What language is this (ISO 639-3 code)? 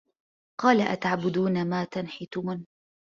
ara